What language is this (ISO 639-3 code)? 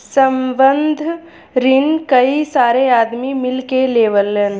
bho